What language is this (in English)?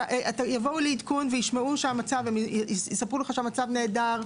Hebrew